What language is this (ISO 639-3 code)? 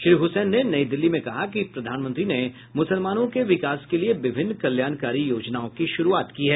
hin